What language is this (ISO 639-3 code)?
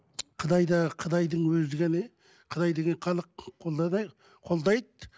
kaz